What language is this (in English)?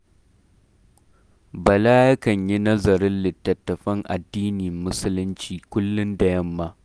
Hausa